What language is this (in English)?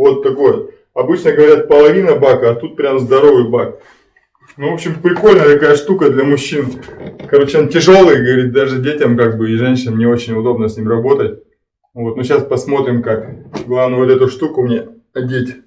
Russian